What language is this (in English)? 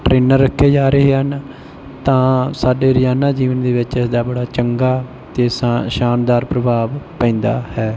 Punjabi